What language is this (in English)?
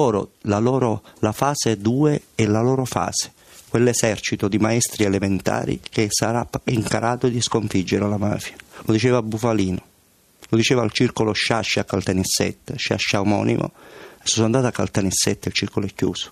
Italian